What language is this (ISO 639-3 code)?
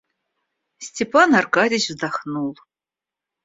rus